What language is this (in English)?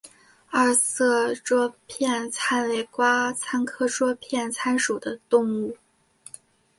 Chinese